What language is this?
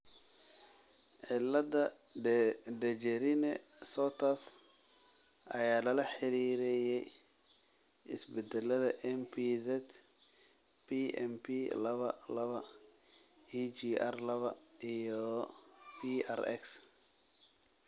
Somali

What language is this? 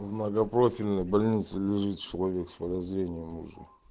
Russian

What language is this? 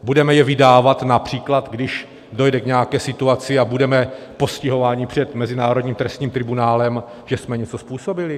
Czech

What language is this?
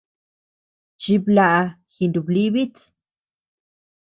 Tepeuxila Cuicatec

